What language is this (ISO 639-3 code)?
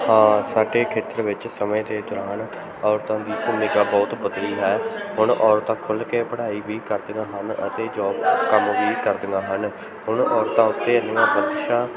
pan